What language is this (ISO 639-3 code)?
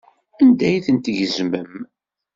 kab